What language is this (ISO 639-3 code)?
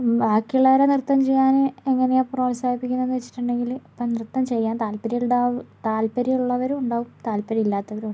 mal